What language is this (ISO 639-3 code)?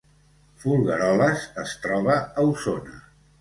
cat